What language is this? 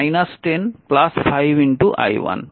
Bangla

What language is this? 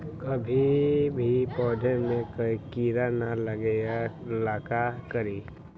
Magahi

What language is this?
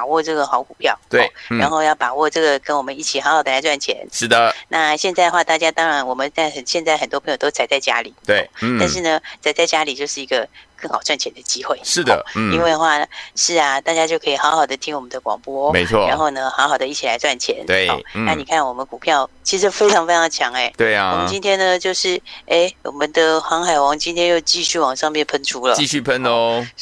Chinese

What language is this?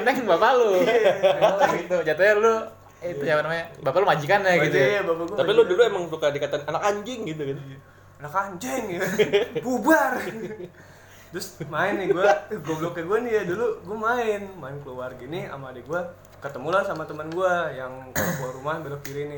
Indonesian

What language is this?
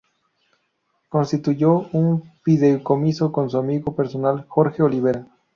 Spanish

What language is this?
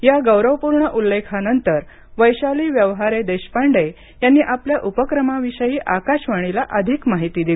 Marathi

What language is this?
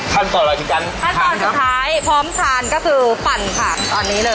Thai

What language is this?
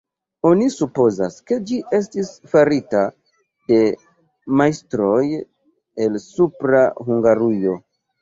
Esperanto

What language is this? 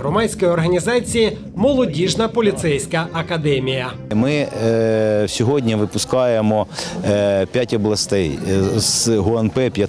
Ukrainian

